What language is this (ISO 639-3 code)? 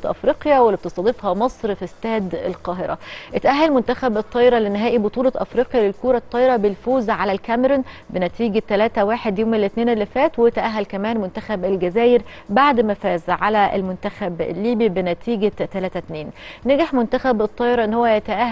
ara